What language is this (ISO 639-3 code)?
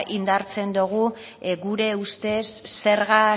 eus